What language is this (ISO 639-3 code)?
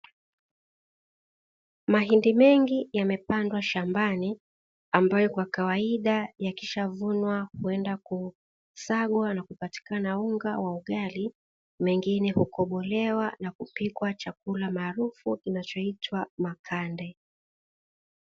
swa